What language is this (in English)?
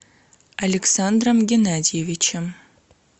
Russian